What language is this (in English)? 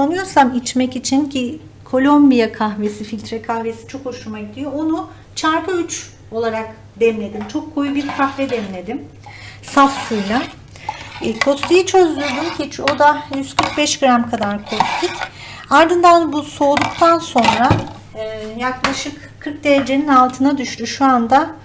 Turkish